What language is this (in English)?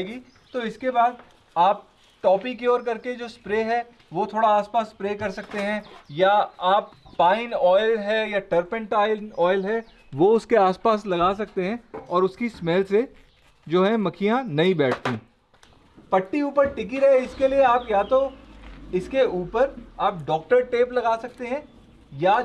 Hindi